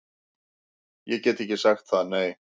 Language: Icelandic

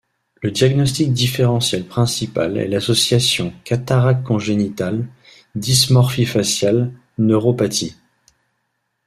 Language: French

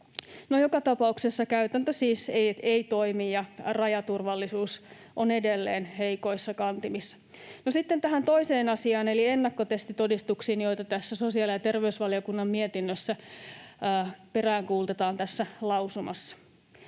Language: Finnish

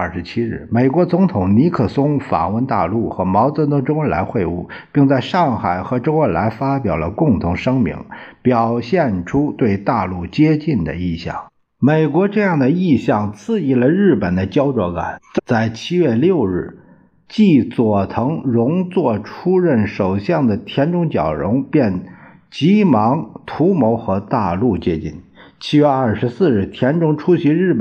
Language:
Chinese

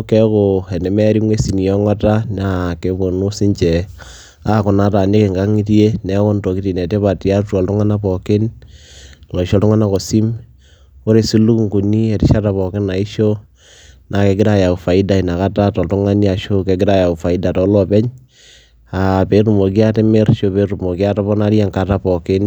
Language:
Masai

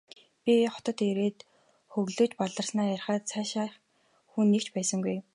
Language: Mongolian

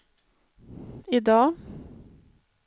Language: Swedish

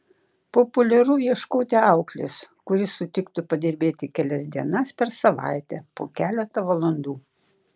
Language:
Lithuanian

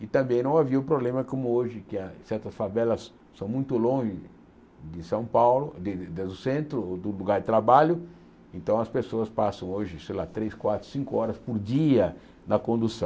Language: Portuguese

